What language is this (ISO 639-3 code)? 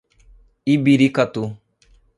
por